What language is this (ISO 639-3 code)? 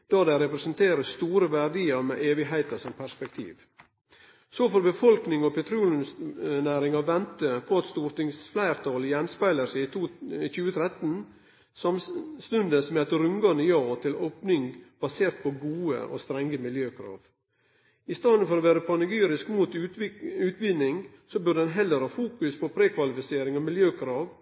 nno